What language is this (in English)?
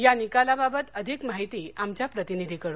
Marathi